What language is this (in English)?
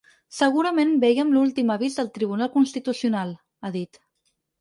Catalan